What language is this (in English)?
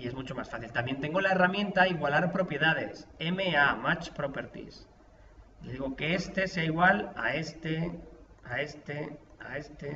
Spanish